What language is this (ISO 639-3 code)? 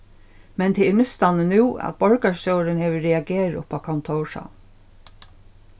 fao